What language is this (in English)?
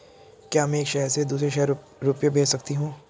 Hindi